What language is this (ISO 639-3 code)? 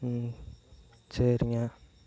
tam